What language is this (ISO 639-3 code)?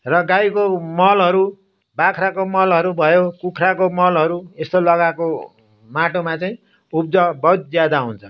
nep